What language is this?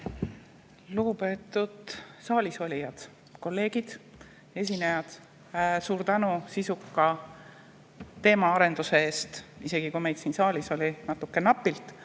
Estonian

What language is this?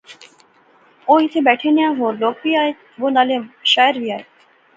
Pahari-Potwari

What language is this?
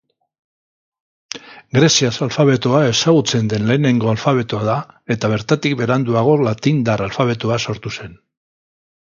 Basque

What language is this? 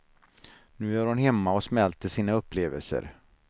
Swedish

